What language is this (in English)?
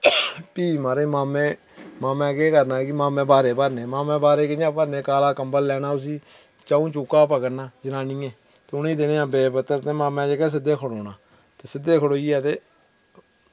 Dogri